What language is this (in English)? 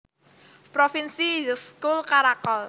Javanese